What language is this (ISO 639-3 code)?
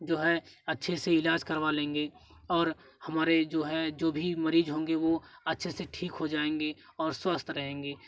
hin